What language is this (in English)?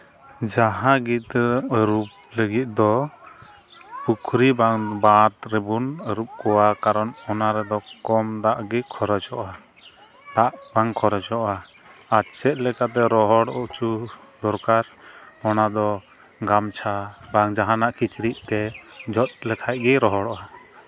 Santali